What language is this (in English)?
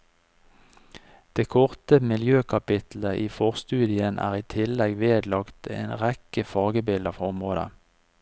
Norwegian